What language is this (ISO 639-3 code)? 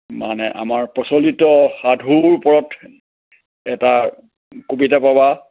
asm